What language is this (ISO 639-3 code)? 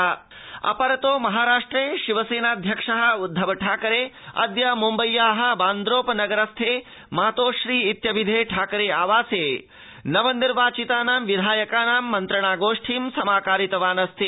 san